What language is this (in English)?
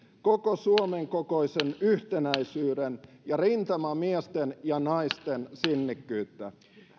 Finnish